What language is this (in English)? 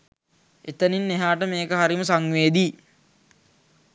Sinhala